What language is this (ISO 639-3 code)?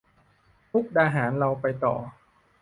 tha